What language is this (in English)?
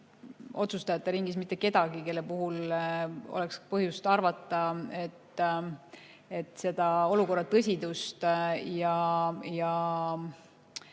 Estonian